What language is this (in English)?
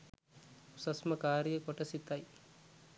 Sinhala